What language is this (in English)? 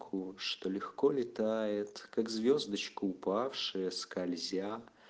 Russian